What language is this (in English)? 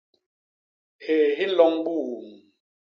Basaa